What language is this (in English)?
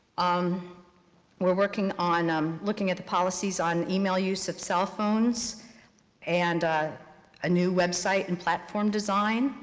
English